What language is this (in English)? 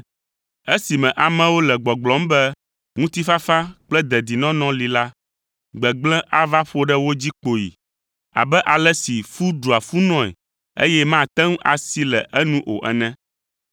Ewe